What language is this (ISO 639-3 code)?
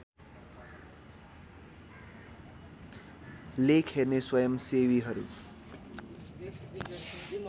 nep